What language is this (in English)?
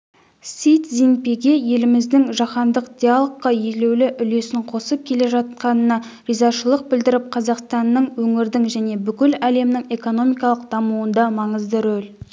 Kazakh